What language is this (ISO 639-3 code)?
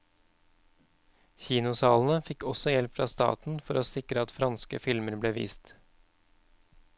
nor